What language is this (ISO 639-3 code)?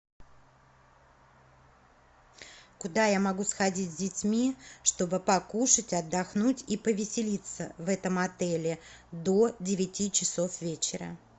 rus